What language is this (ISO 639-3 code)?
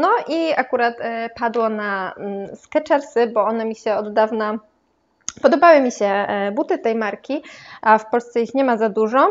pol